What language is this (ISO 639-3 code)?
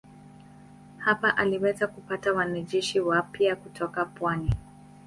swa